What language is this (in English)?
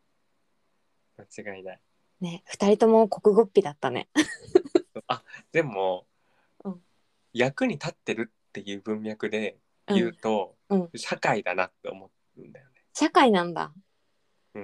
Japanese